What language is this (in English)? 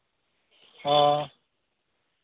Dogri